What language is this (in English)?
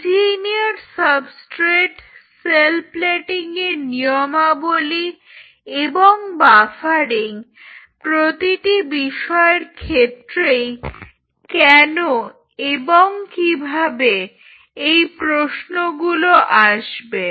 Bangla